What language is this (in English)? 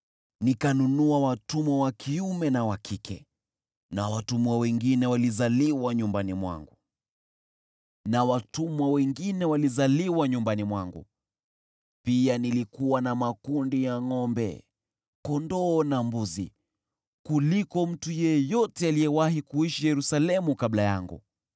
Swahili